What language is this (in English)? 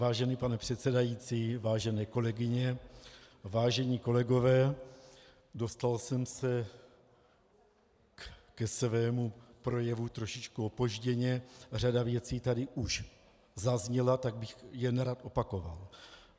Czech